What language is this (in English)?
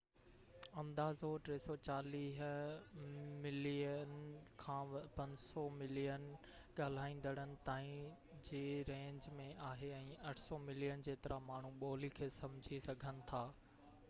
Sindhi